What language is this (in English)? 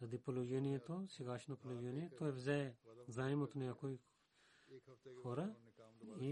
Bulgarian